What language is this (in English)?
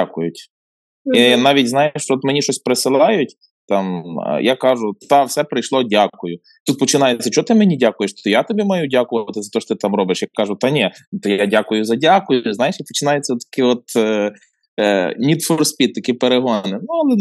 Ukrainian